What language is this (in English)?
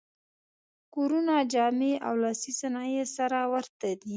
Pashto